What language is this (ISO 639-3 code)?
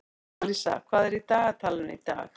isl